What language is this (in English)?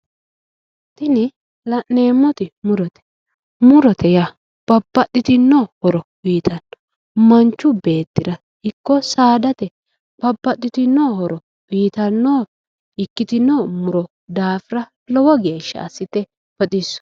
Sidamo